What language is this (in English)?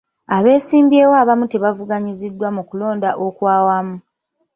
Ganda